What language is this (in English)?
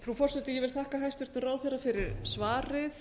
Icelandic